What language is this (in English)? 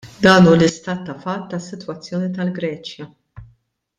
Maltese